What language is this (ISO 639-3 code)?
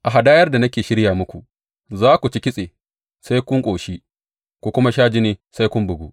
hau